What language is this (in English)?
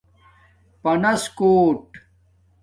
Domaaki